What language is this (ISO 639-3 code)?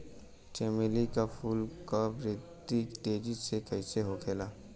bho